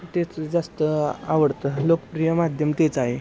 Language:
Marathi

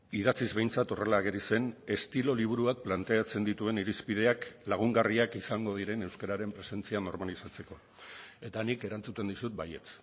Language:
Basque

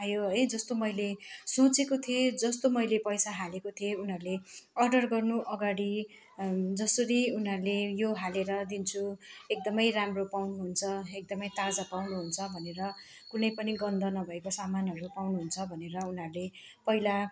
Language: Nepali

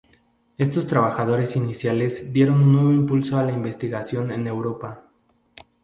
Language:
Spanish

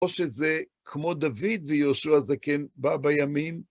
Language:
Hebrew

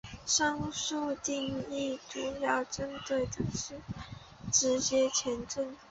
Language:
Chinese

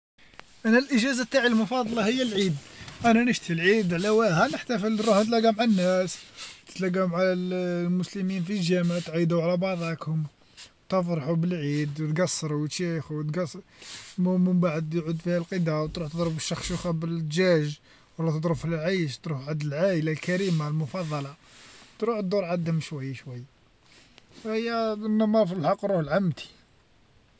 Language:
Algerian Arabic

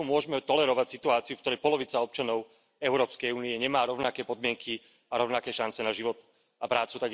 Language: Slovak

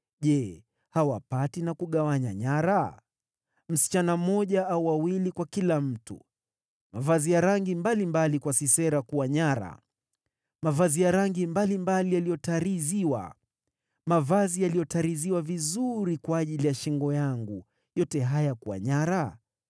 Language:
Swahili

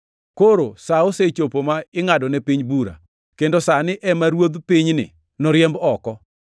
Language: Luo (Kenya and Tanzania)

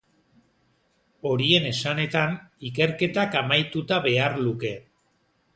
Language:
Basque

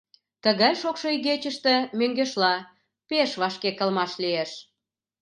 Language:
Mari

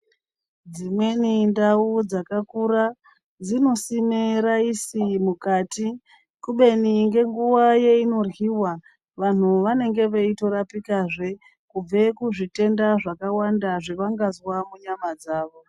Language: Ndau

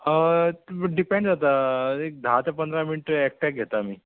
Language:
Konkani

